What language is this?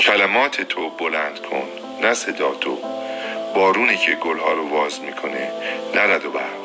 Persian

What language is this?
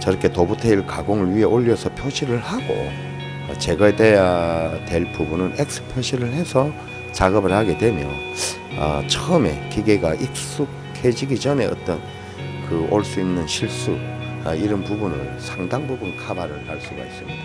Korean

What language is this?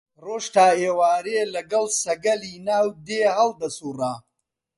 Central Kurdish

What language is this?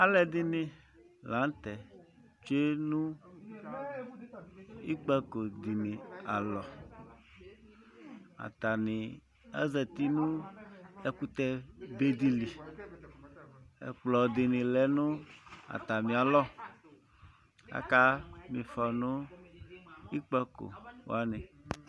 Ikposo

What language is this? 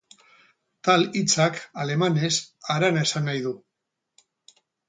Basque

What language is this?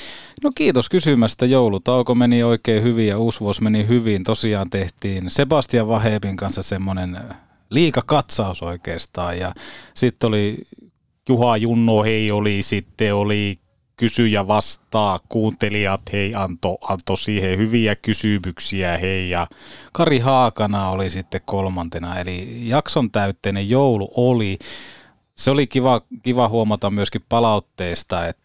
Finnish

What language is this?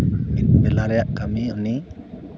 Santali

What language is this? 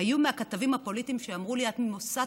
Hebrew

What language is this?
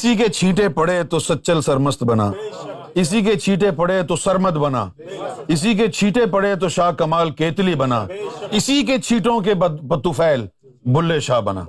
Urdu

